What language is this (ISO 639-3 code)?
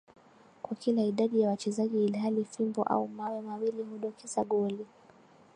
swa